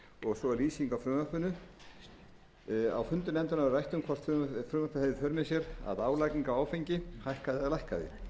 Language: Icelandic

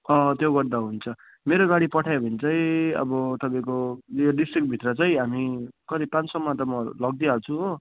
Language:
Nepali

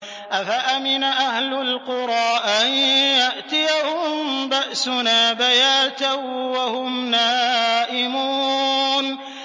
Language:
Arabic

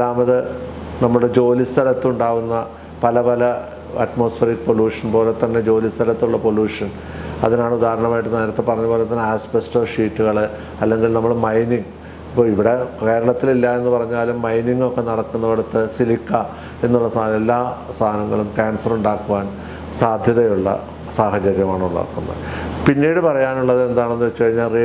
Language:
Thai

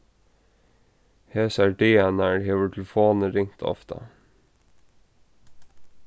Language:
Faroese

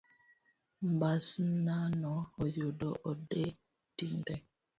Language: Luo (Kenya and Tanzania)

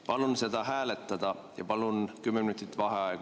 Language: Estonian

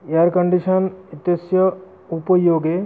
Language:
Sanskrit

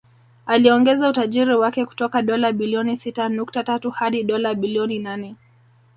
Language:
Swahili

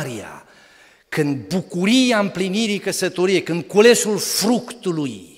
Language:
Romanian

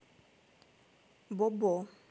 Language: Russian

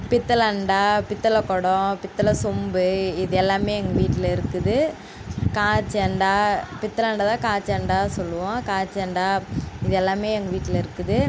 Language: Tamil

